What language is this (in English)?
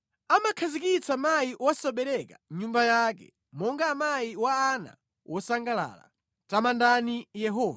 Nyanja